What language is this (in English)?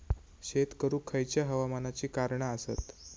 Marathi